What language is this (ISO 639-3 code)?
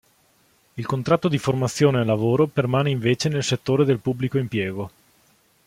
ita